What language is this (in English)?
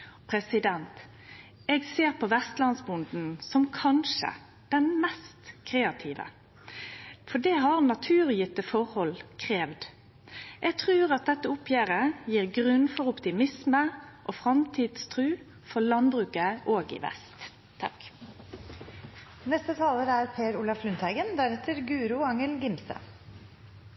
Norwegian